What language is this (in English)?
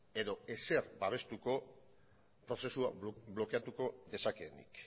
Basque